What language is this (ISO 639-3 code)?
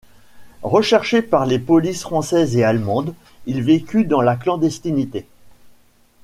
fra